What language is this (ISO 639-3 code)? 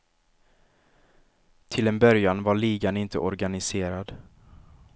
swe